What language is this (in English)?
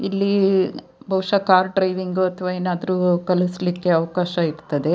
Kannada